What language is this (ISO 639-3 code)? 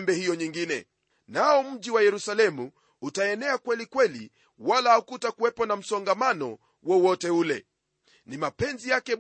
swa